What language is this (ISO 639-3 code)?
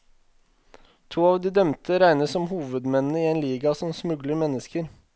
nor